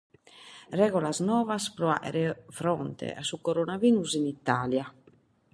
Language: Sardinian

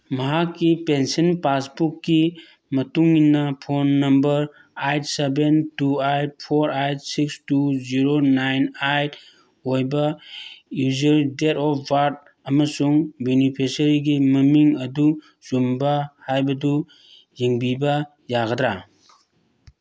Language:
Manipuri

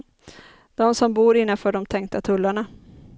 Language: Swedish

